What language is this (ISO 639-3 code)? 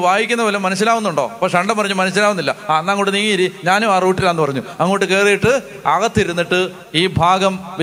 hin